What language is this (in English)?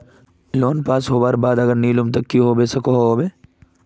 Magahi